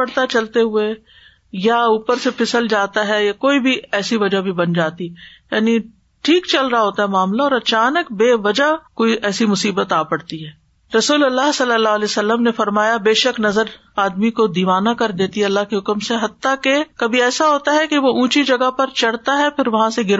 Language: Urdu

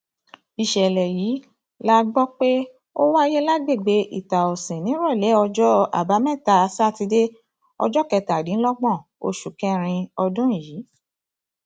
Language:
Yoruba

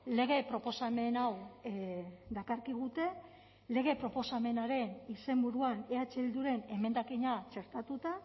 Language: Basque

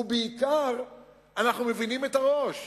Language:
Hebrew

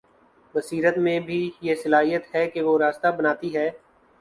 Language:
Urdu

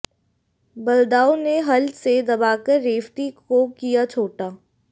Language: Hindi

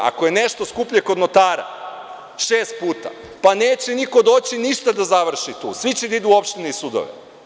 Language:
Serbian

